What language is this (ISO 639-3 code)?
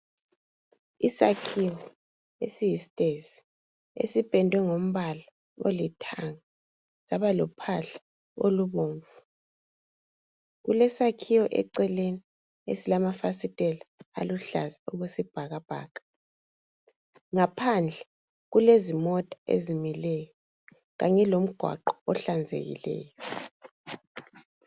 nde